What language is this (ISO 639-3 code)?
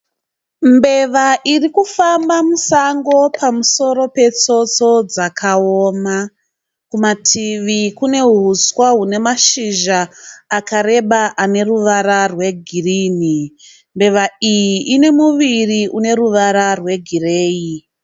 sna